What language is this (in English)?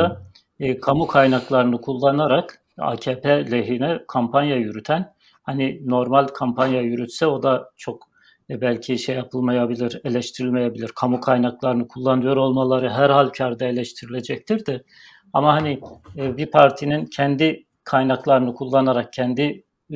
Turkish